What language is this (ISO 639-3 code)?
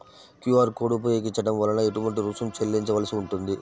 tel